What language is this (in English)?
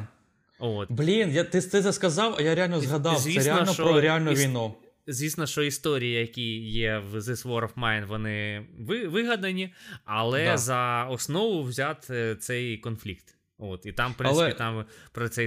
Ukrainian